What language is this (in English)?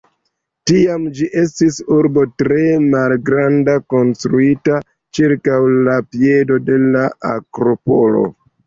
Esperanto